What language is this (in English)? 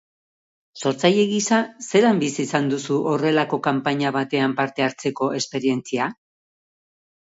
Basque